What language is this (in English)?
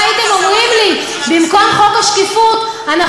Hebrew